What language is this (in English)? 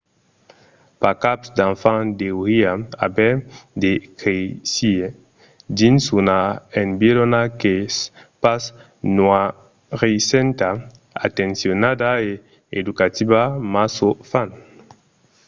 Occitan